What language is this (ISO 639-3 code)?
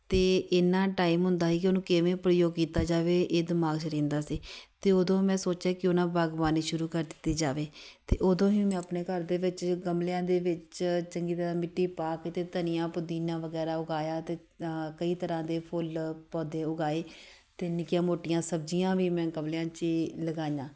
pan